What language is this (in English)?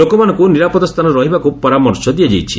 Odia